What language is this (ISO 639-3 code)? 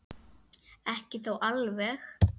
isl